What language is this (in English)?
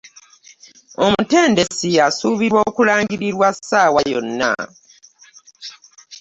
Ganda